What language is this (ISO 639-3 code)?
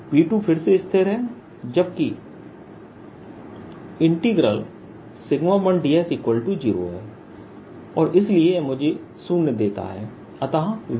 hin